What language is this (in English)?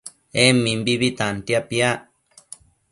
Matsés